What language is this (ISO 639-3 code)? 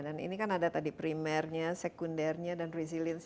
ind